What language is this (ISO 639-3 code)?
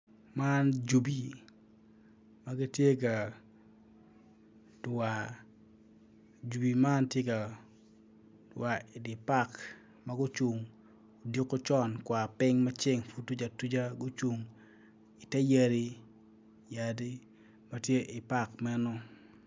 ach